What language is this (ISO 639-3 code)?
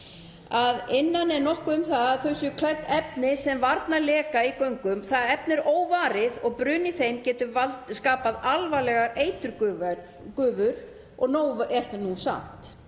isl